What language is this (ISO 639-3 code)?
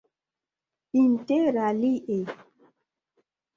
epo